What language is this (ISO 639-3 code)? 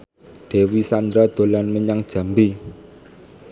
jav